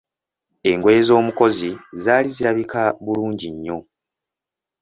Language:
Ganda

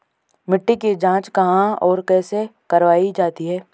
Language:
Hindi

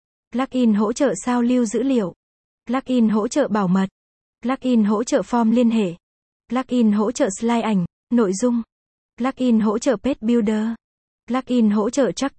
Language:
Vietnamese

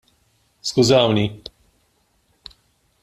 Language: Maltese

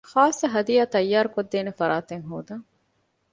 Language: Divehi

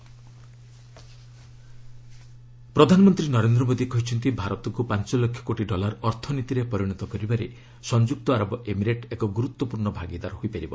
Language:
Odia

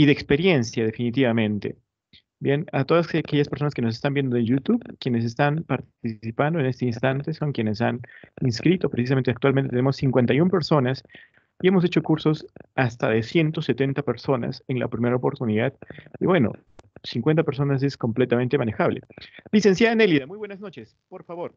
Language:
Spanish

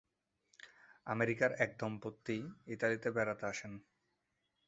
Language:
Bangla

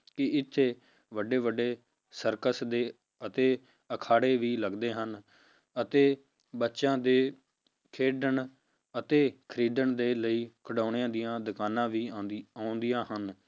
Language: Punjabi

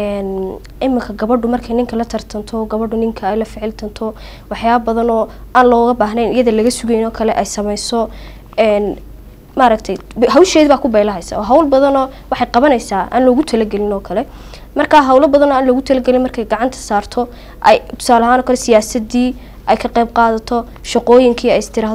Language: Arabic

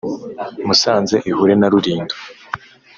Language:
Kinyarwanda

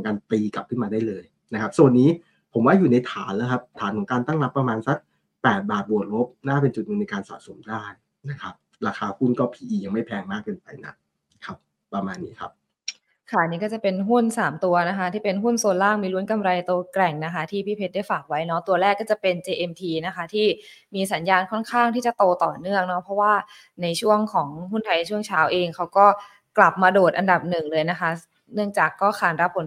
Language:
Thai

